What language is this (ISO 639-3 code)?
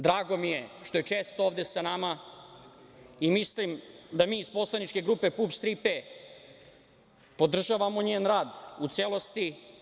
srp